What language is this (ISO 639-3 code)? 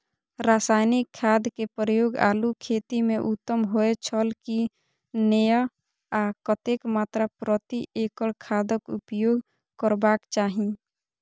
mai